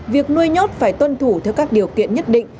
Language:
Vietnamese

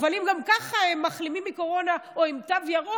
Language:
Hebrew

